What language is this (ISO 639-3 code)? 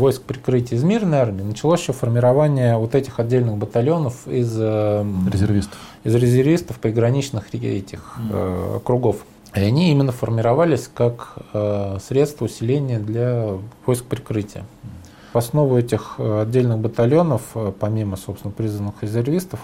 rus